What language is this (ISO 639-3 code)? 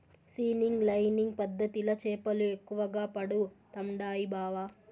tel